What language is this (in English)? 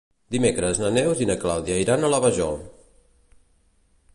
Catalan